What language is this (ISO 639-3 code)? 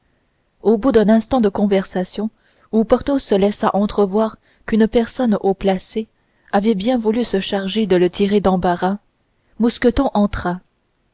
fra